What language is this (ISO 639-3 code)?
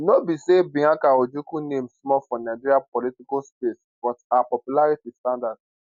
pcm